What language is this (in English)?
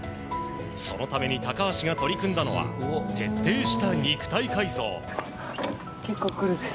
Japanese